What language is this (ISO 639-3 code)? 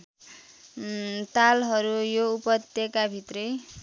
nep